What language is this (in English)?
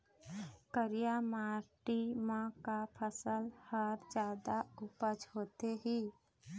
Chhattisgarhi